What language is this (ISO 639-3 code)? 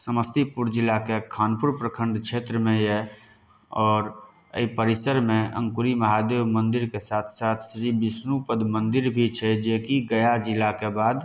mai